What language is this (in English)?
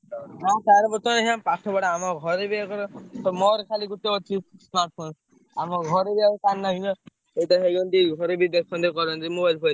Odia